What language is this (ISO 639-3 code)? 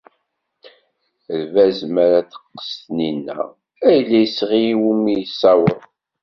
kab